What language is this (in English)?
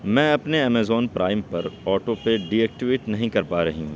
Urdu